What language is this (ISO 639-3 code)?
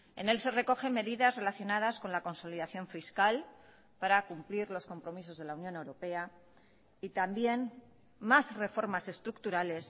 spa